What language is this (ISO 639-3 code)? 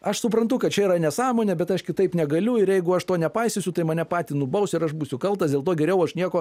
lit